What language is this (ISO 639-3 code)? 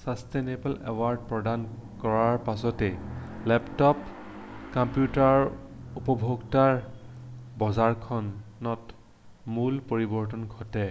asm